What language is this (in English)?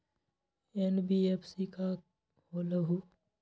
Magahi